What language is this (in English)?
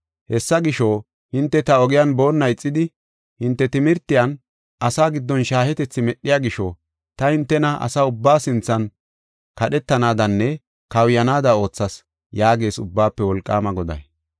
Gofa